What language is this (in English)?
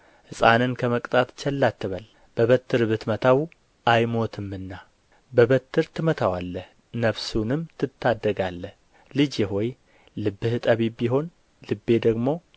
Amharic